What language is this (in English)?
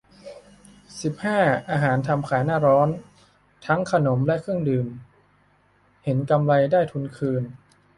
Thai